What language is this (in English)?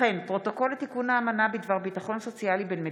Hebrew